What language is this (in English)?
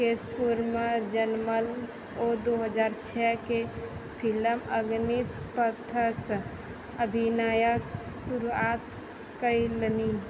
Maithili